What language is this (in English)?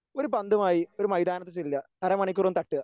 Malayalam